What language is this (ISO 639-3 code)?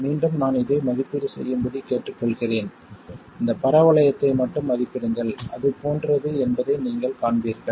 tam